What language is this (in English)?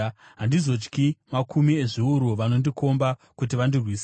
Shona